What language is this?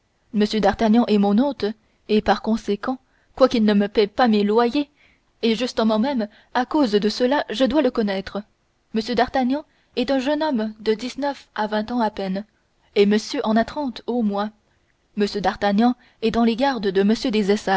French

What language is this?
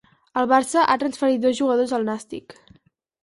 Catalan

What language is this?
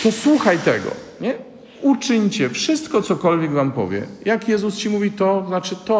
Polish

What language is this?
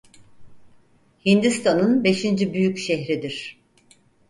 Turkish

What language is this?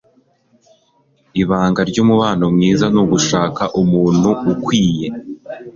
Kinyarwanda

